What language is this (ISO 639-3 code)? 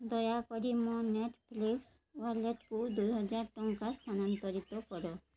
ori